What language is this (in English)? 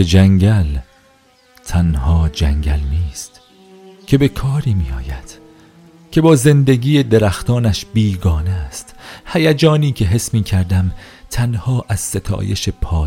Persian